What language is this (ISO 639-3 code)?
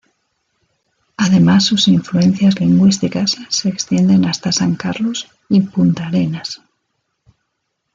spa